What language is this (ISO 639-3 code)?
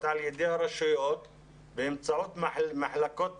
heb